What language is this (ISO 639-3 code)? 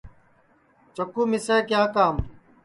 ssi